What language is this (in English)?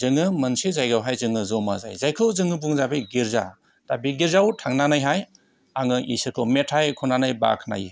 Bodo